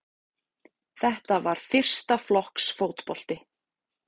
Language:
Icelandic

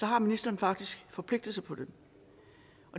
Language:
Danish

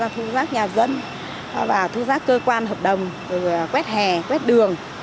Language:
Vietnamese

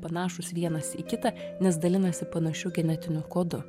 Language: Lithuanian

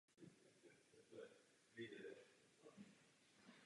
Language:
Czech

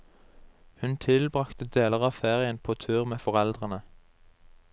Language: Norwegian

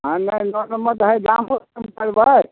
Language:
Maithili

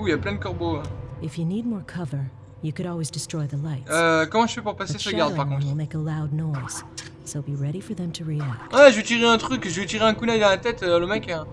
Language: French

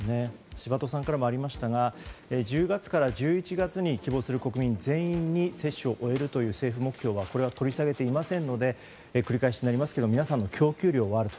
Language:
Japanese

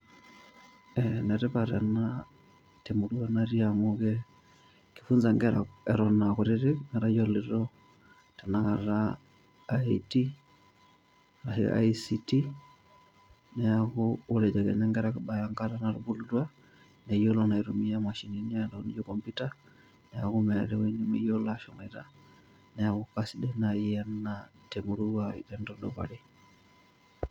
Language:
Masai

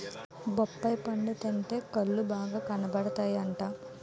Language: Telugu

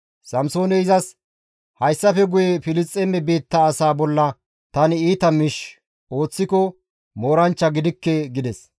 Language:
Gamo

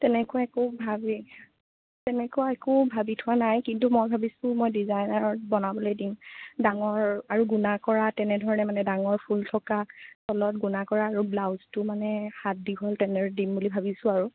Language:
Assamese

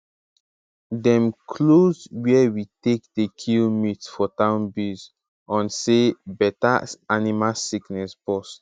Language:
Nigerian Pidgin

